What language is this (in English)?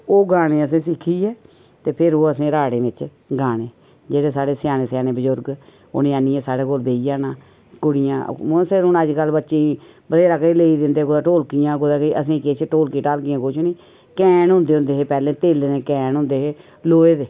Dogri